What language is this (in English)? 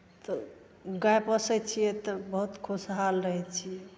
Maithili